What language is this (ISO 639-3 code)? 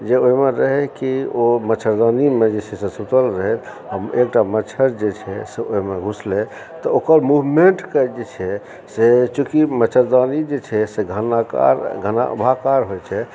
mai